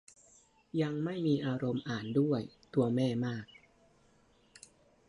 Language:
Thai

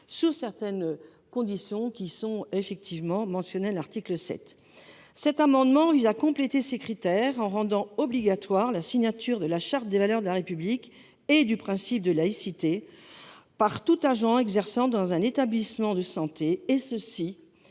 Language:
French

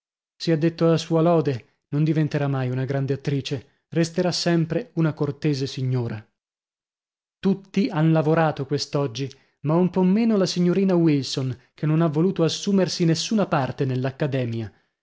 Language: Italian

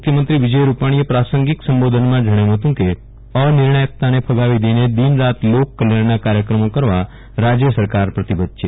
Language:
Gujarati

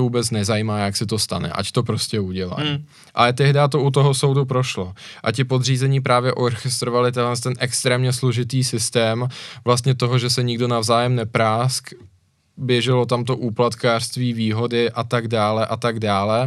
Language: Czech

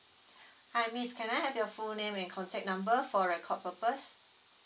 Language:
English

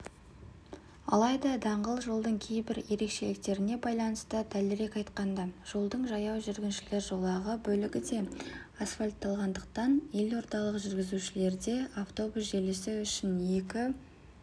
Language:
Kazakh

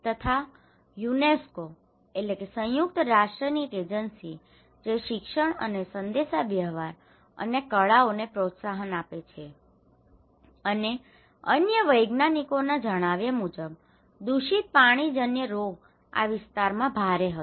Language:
Gujarati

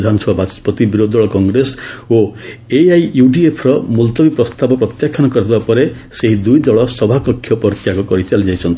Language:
Odia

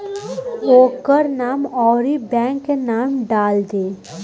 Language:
Bhojpuri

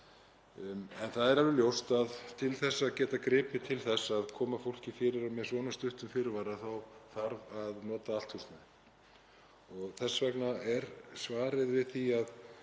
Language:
Icelandic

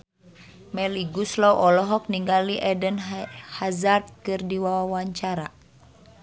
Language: Sundanese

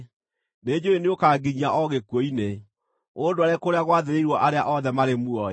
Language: Kikuyu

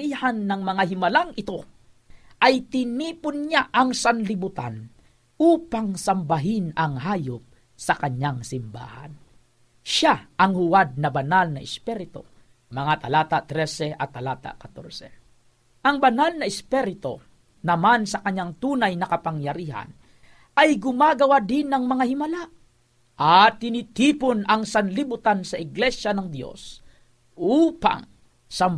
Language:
Filipino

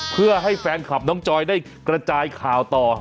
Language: Thai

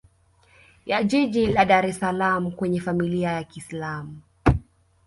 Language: Swahili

